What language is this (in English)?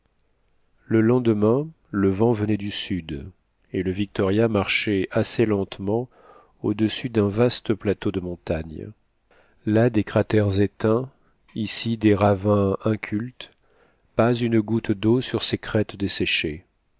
French